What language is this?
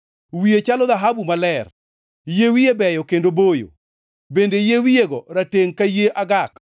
Luo (Kenya and Tanzania)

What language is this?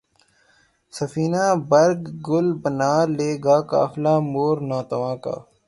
Urdu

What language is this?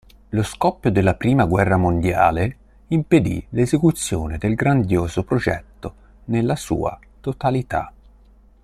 Italian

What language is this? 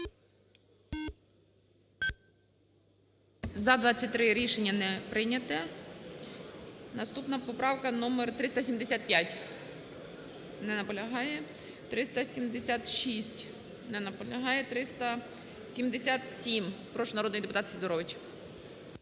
Ukrainian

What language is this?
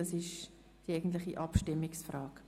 Swiss German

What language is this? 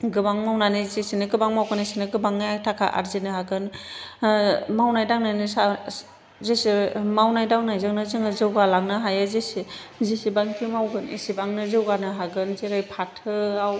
Bodo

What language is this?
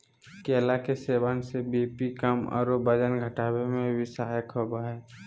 Magahi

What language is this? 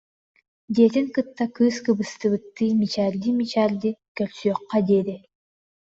Yakut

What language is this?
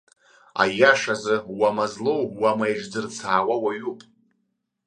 Abkhazian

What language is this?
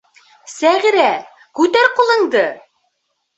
Bashkir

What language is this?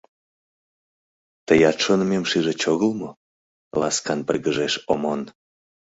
Mari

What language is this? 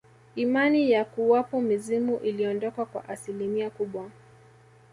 Swahili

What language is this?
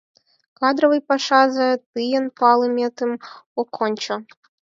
Mari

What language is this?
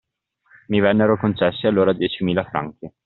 Italian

